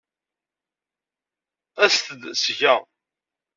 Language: Kabyle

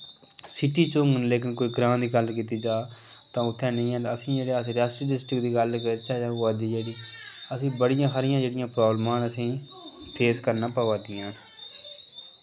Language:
Dogri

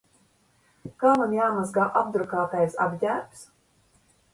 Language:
Latvian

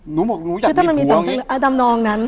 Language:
Thai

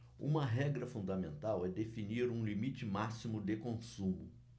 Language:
Portuguese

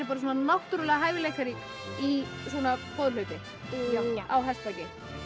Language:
Icelandic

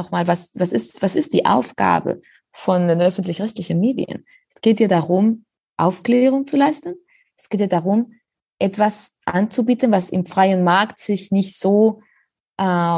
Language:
German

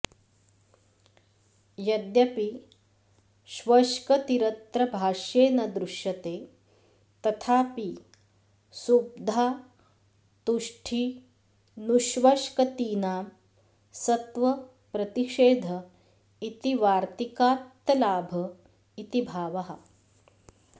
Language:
Sanskrit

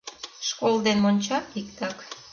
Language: Mari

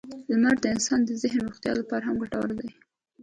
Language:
Pashto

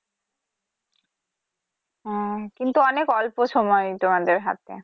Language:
Bangla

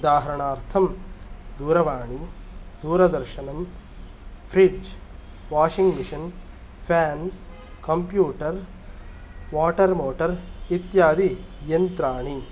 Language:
Sanskrit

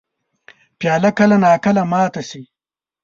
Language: Pashto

